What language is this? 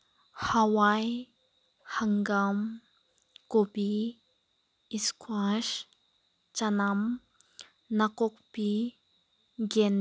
Manipuri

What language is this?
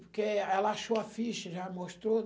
Portuguese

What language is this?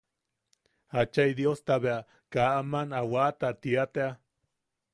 Yaqui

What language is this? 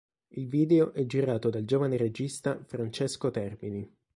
Italian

